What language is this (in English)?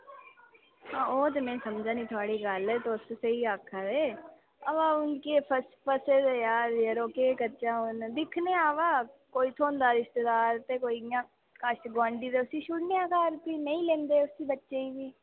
Dogri